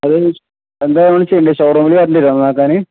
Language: Malayalam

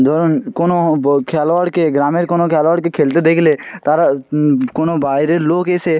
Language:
Bangla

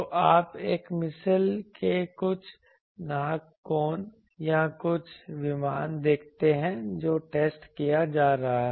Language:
Hindi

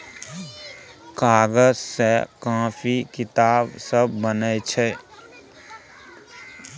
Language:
Maithili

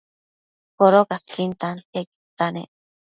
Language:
Matsés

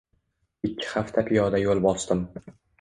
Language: Uzbek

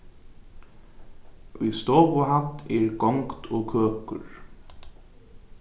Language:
Faroese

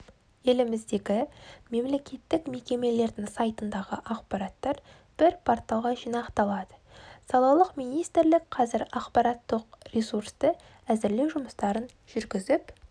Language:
Kazakh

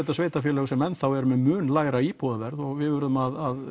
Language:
Icelandic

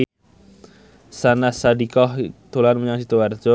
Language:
Javanese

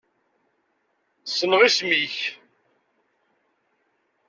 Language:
Kabyle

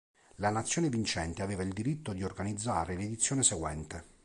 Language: Italian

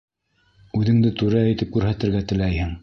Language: Bashkir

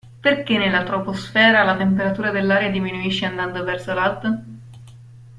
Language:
Italian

